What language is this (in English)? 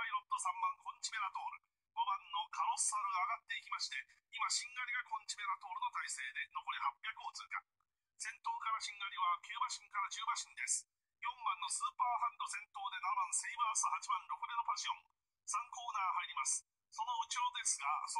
Japanese